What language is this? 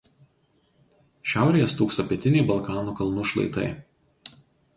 Lithuanian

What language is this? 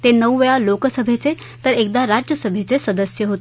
Marathi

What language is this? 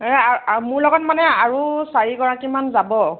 Assamese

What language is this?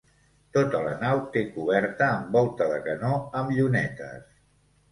Catalan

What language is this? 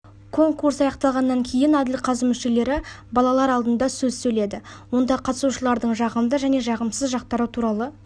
Kazakh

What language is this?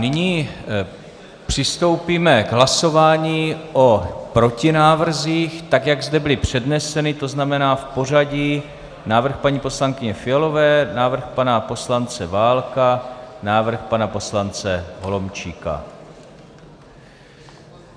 Czech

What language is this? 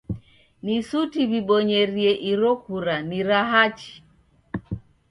Taita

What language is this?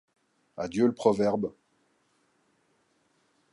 French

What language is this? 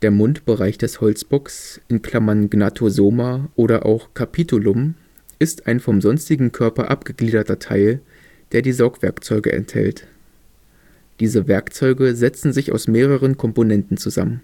German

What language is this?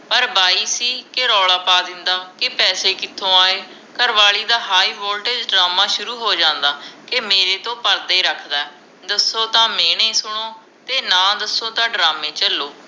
Punjabi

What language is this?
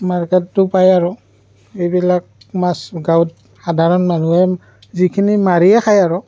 Assamese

